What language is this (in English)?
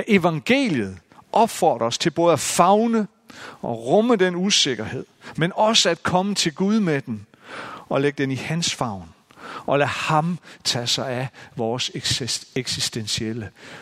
Danish